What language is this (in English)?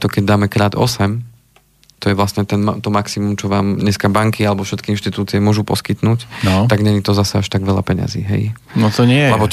Slovak